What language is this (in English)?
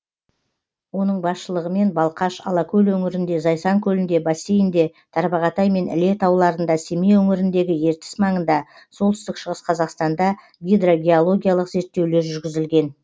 Kazakh